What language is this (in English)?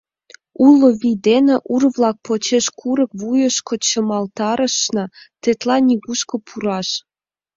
Mari